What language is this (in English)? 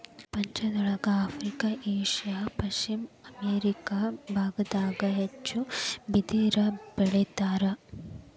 Kannada